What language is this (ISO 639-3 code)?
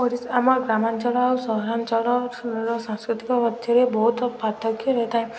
ori